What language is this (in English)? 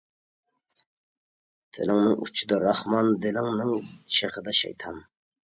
Uyghur